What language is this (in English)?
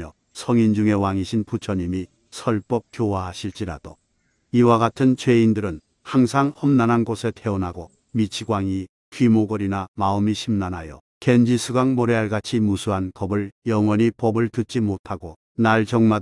Korean